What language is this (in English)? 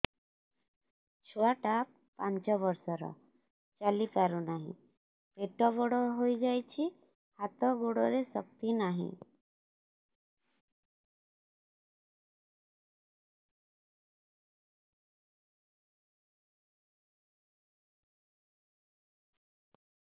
Odia